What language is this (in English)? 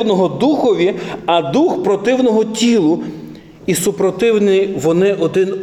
Ukrainian